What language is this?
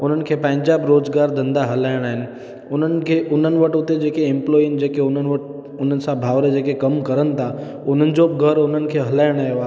Sindhi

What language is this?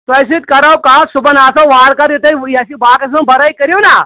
Kashmiri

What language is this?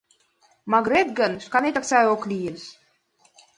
Mari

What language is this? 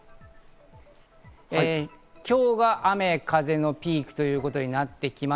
Japanese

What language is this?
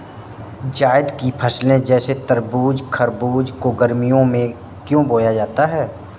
Hindi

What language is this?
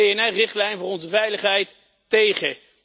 Dutch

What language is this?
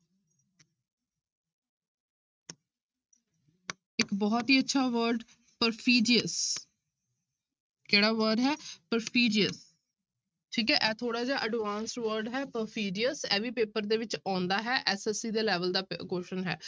Punjabi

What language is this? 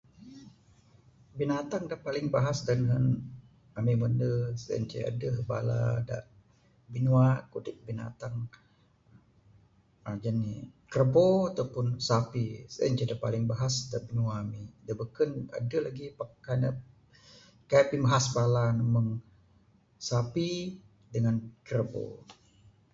Bukar-Sadung Bidayuh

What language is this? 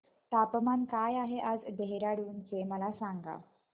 Marathi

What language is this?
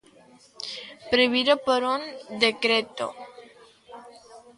Galician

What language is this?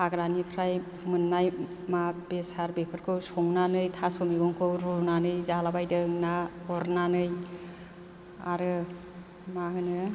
Bodo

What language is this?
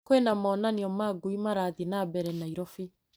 Kikuyu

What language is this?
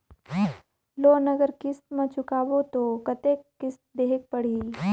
Chhattisgarhi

